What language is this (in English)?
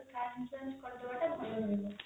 Odia